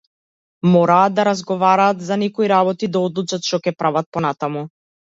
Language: Macedonian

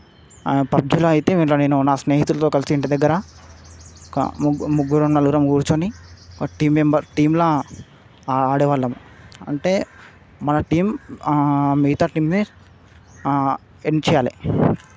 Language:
Telugu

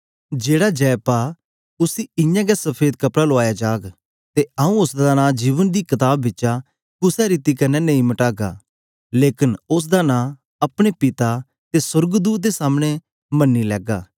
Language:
Dogri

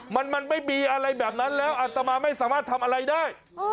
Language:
Thai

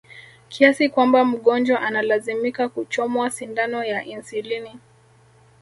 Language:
Swahili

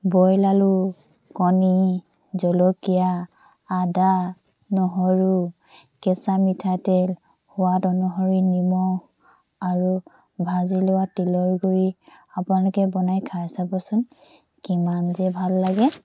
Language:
Assamese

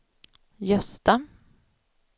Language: Swedish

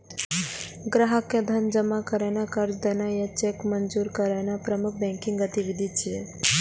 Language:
Maithili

